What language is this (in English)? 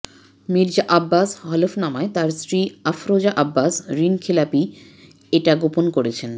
Bangla